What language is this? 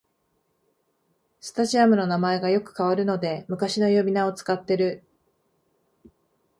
Japanese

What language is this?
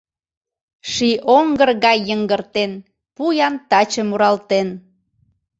Mari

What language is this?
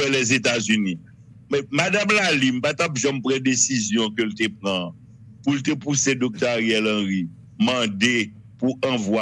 French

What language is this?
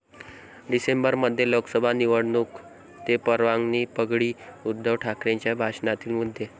Marathi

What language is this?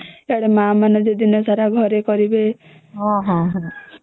Odia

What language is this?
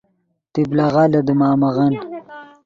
Yidgha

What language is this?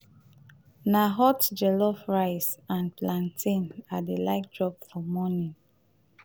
Nigerian Pidgin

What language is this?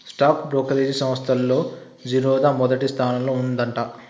Telugu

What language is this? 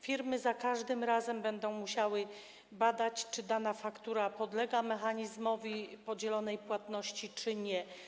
Polish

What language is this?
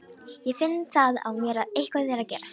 Icelandic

